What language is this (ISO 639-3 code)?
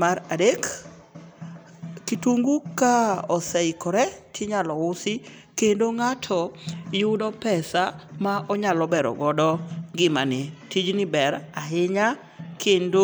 luo